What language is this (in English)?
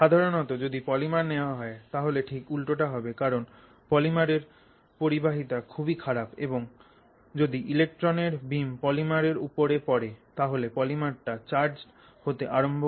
Bangla